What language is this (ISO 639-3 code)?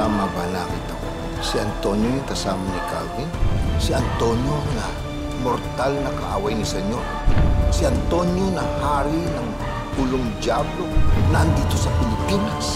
fil